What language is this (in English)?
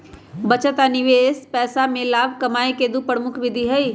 Magahi